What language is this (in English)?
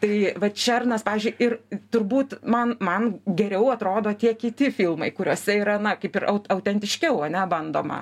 Lithuanian